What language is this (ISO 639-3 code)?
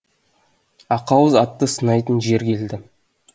kaz